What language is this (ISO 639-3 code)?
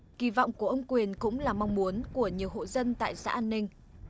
vie